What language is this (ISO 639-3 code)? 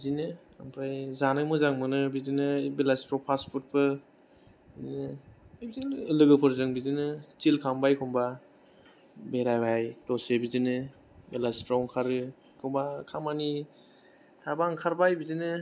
brx